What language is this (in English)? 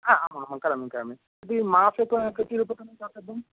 Sanskrit